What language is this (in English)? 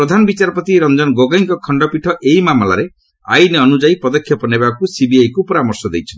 Odia